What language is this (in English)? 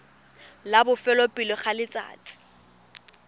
Tswana